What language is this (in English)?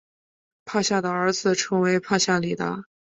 Chinese